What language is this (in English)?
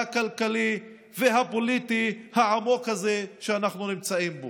Hebrew